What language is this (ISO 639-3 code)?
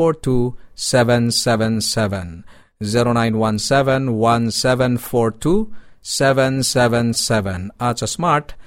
fil